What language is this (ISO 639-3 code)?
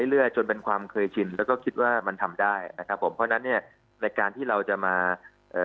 tha